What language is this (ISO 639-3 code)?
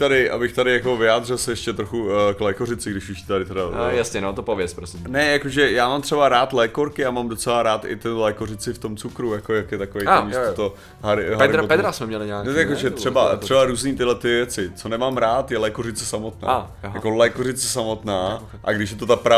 ces